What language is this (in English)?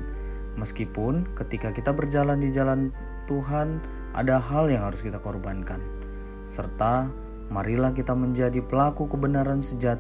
Indonesian